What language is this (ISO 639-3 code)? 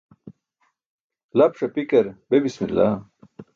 bsk